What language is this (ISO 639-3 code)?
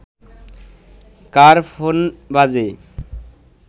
ben